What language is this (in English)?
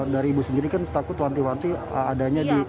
Indonesian